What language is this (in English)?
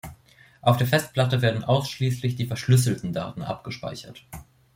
German